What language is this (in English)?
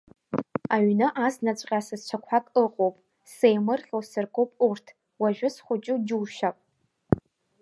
Abkhazian